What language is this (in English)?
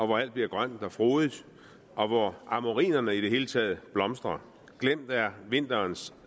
Danish